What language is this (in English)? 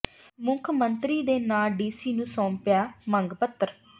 Punjabi